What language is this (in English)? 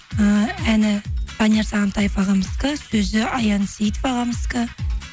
Kazakh